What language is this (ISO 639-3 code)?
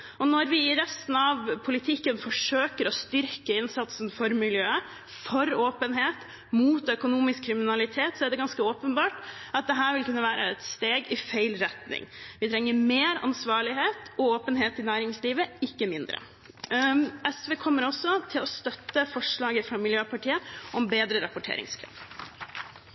nob